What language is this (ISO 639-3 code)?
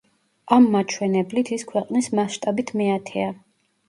kat